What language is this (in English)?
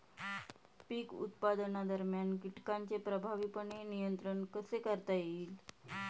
Marathi